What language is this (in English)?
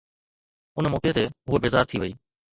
Sindhi